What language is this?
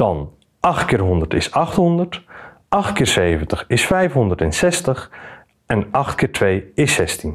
Dutch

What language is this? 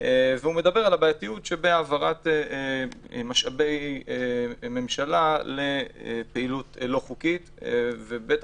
Hebrew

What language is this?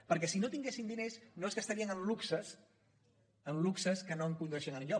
Catalan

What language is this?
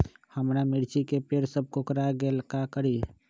Magahi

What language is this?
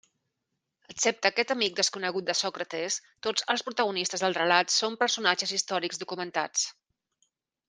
Catalan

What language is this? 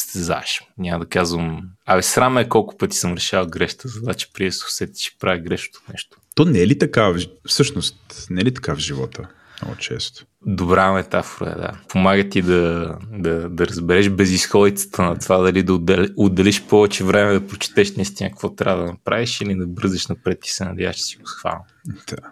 Bulgarian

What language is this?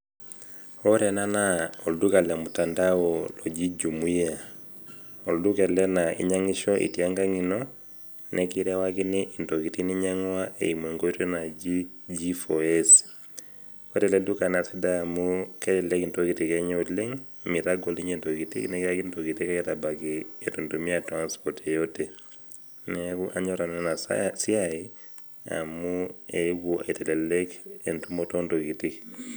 Masai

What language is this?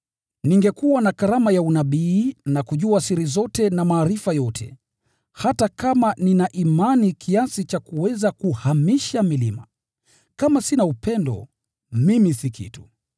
Swahili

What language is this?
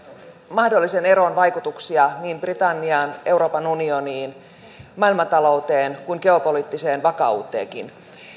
Finnish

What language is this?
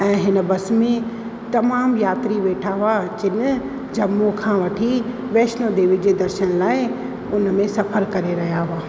Sindhi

